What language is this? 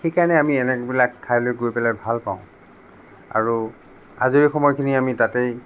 Assamese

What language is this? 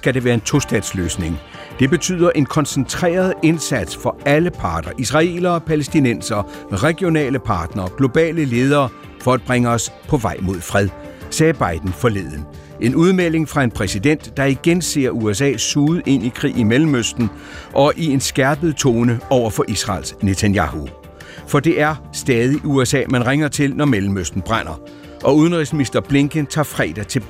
Danish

